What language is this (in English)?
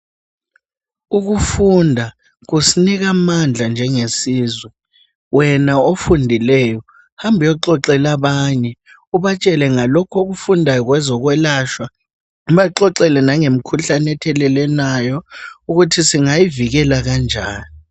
North Ndebele